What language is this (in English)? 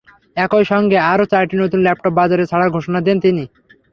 Bangla